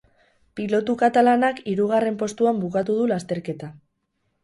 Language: Basque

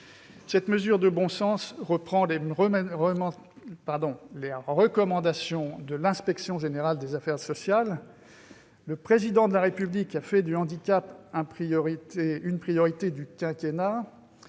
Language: French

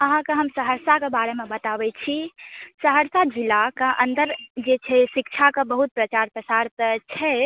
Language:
Maithili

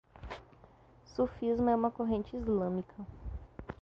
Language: Portuguese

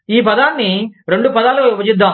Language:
Telugu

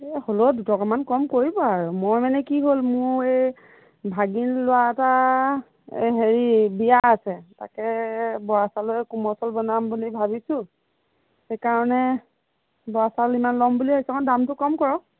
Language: Assamese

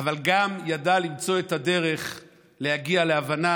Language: Hebrew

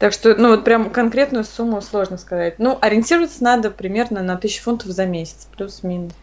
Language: Russian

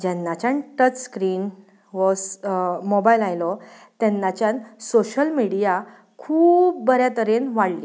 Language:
Konkani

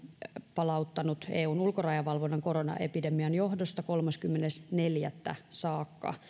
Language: Finnish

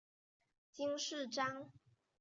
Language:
Chinese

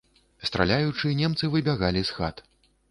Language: Belarusian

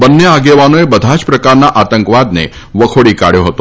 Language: Gujarati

